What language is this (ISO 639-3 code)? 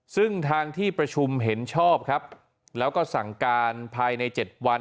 tha